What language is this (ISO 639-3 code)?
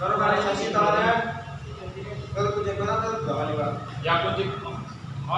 ind